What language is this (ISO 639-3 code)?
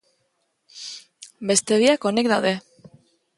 eus